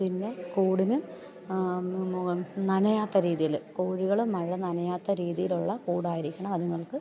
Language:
Malayalam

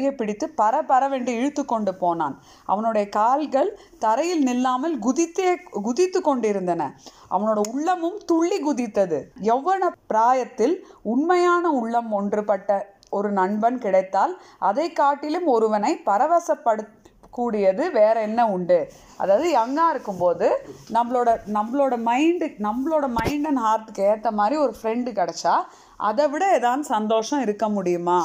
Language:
Tamil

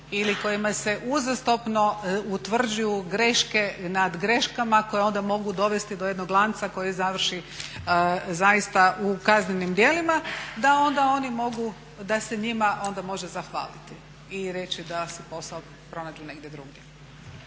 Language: Croatian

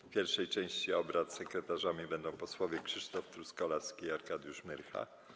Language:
Polish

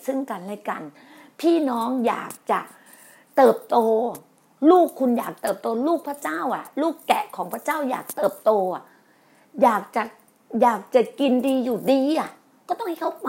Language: Thai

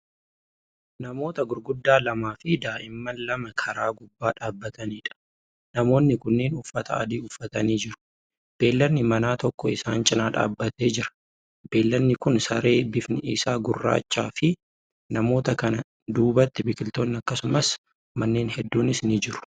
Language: Oromo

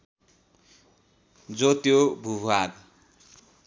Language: Nepali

